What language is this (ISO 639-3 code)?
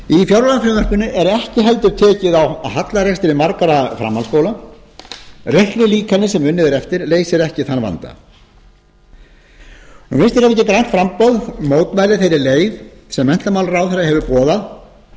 isl